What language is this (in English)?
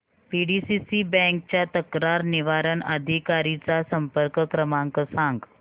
Marathi